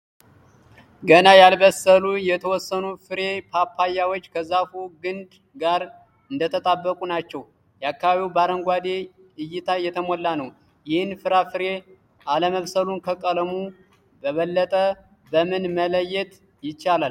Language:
Amharic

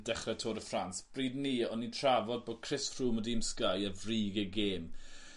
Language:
Welsh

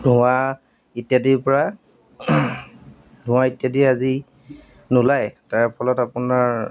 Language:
Assamese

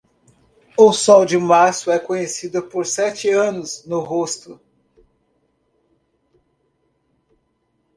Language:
Portuguese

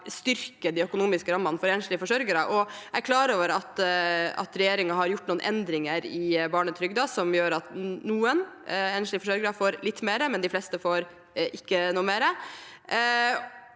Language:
Norwegian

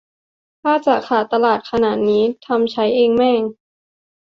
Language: Thai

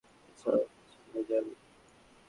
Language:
Bangla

